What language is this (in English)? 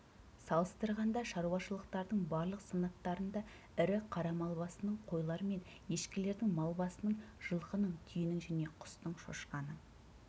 Kazakh